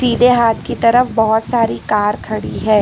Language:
Hindi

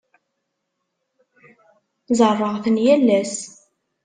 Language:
Kabyle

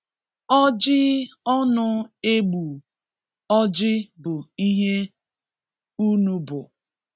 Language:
Igbo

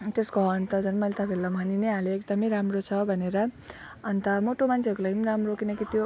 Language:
Nepali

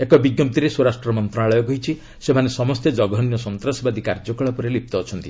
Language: Odia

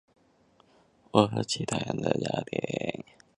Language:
Chinese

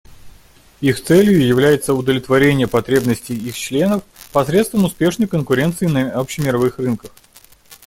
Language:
Russian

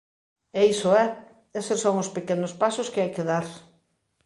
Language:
Galician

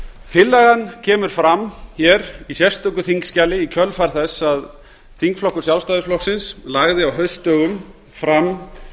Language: Icelandic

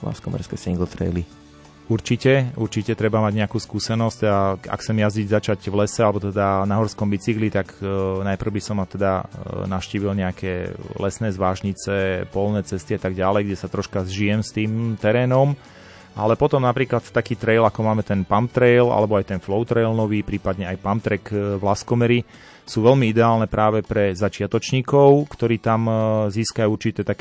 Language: Slovak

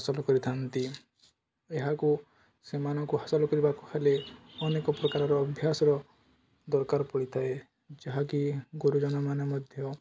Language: Odia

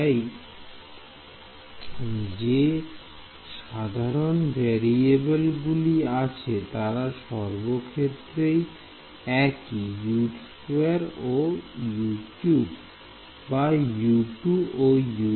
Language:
Bangla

